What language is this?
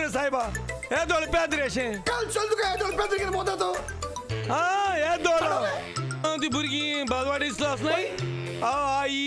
Hindi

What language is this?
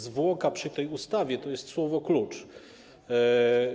Polish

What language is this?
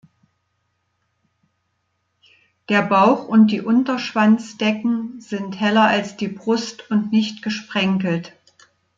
German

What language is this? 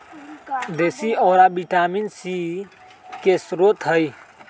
Magahi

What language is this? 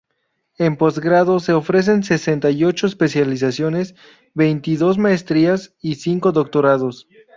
Spanish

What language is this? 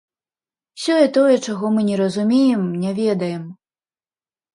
Belarusian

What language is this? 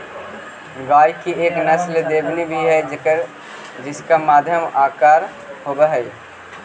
Magahi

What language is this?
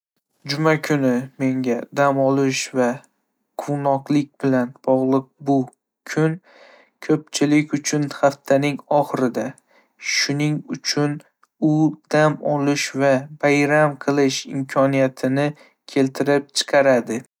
Uzbek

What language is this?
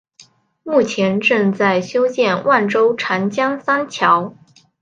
Chinese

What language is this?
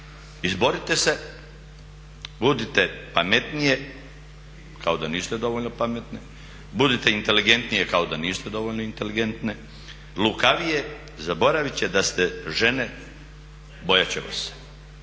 Croatian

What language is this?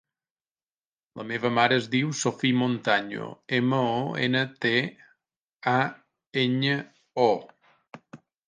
Catalan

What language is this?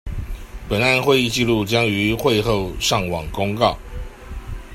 Chinese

